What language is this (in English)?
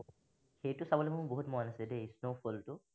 Assamese